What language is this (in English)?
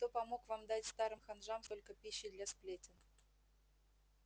Russian